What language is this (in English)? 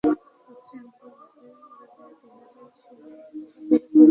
Bangla